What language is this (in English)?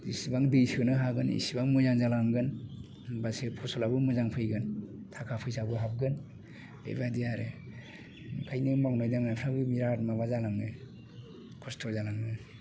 Bodo